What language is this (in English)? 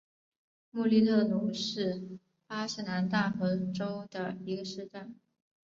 Chinese